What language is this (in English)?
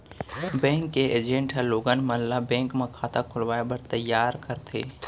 Chhattisgarhi